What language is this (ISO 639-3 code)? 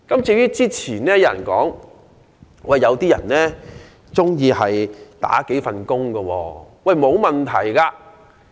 yue